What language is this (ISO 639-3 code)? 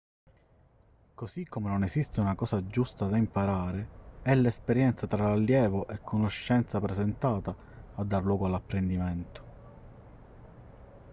ita